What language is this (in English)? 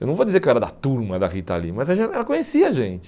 Portuguese